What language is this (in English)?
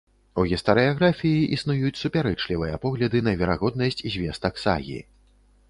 Belarusian